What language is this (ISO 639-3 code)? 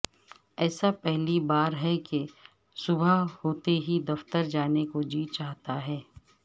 urd